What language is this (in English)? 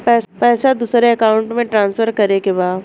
Bhojpuri